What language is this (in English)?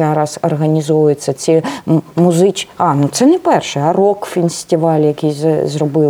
Ukrainian